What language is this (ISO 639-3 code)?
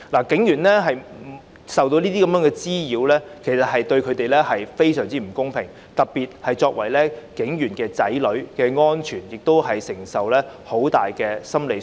yue